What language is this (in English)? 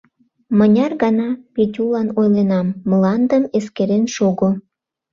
Mari